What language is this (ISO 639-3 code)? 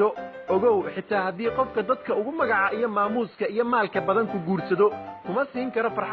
ara